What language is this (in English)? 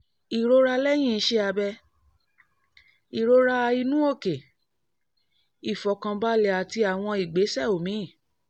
Yoruba